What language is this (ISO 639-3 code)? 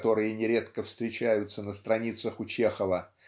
rus